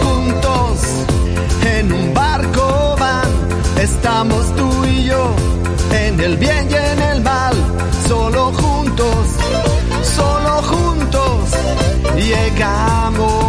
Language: Turkish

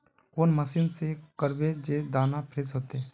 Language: Magahi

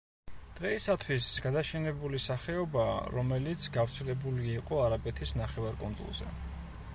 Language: Georgian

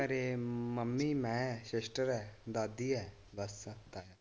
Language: Punjabi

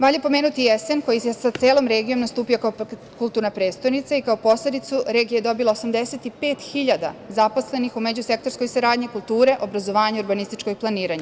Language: Serbian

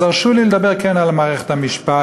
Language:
Hebrew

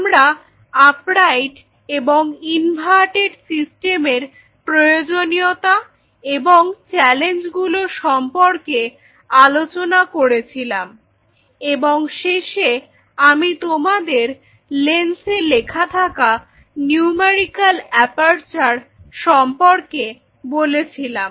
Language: Bangla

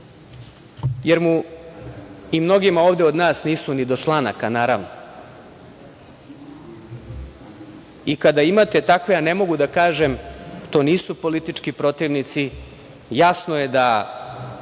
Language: Serbian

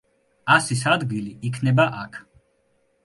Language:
Georgian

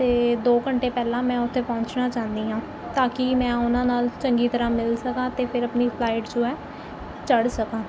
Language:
Punjabi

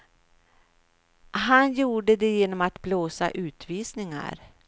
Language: Swedish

